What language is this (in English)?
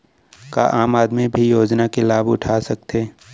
Chhattisgarhi